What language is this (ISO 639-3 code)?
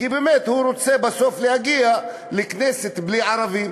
heb